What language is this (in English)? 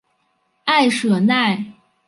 Chinese